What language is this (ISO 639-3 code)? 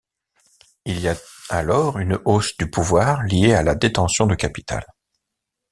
fra